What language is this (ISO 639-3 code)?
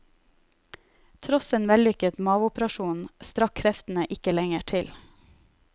nor